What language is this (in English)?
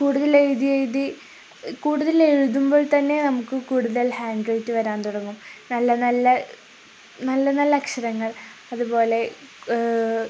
Malayalam